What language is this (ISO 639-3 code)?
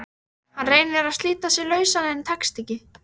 isl